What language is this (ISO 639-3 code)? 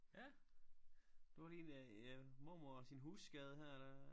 dan